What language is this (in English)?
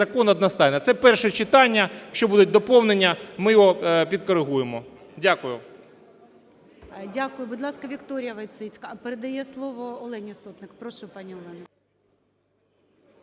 Ukrainian